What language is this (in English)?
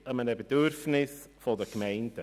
Swiss German